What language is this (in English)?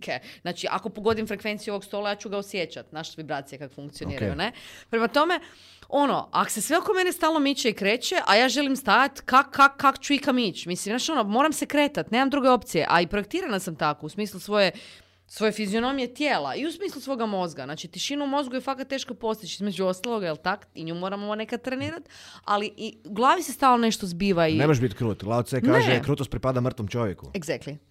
Croatian